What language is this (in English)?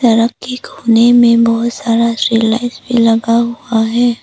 Hindi